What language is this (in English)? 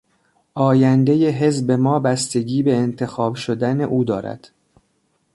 Persian